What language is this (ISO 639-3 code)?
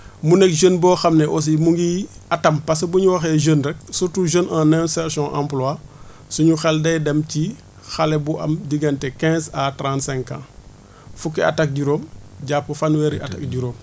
wol